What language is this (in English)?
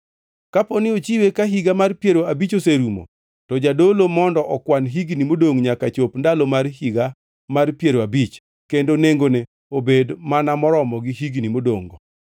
Luo (Kenya and Tanzania)